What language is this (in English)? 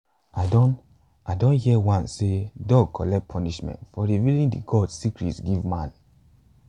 Nigerian Pidgin